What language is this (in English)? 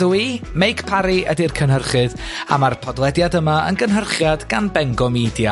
Welsh